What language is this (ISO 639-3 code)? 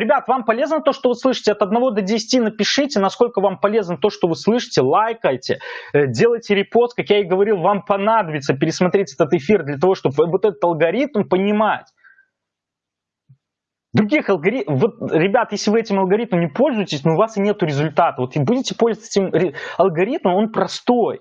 rus